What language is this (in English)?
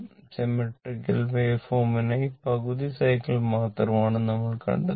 Malayalam